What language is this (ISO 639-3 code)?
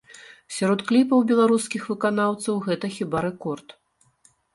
bel